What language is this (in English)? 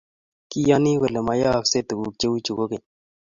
Kalenjin